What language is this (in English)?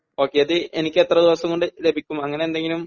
Malayalam